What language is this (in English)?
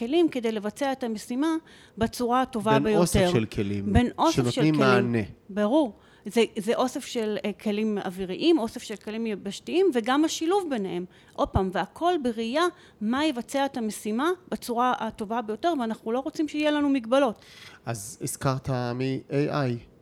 Hebrew